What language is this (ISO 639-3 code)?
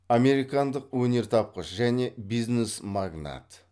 kaz